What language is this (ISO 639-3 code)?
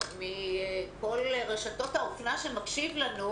heb